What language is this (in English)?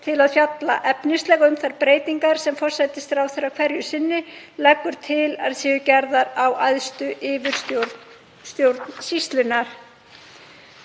Icelandic